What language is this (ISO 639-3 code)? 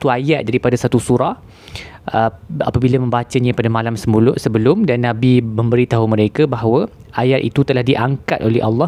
msa